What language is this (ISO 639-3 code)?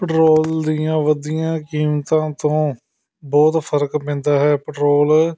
pan